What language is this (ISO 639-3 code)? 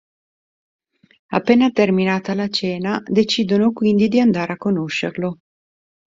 ita